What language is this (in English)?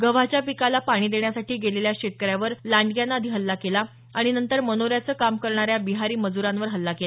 Marathi